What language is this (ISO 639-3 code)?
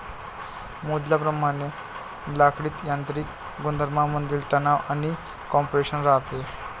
mar